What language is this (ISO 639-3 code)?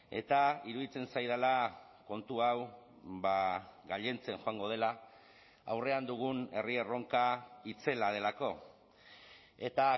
eus